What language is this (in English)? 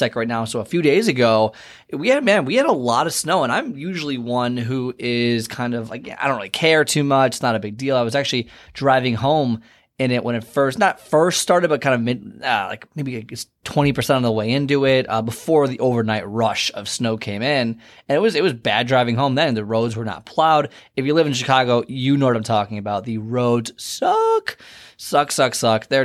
English